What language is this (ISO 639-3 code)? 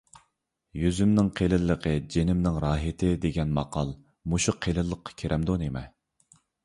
uig